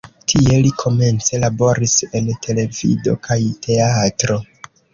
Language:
Esperanto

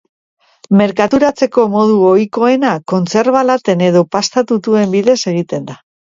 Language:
Basque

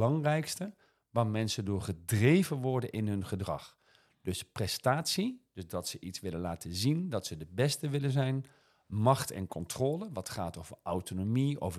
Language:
Dutch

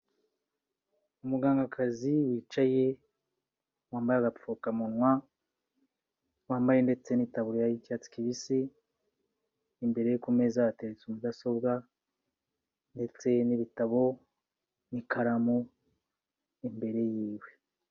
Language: Kinyarwanda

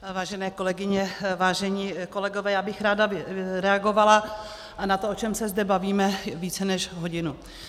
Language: Czech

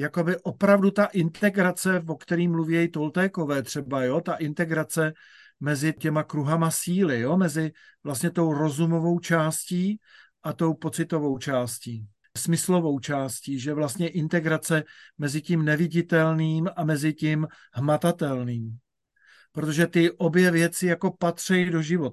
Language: Czech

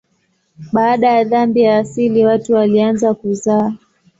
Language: Swahili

